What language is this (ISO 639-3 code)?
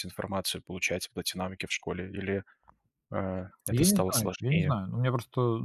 rus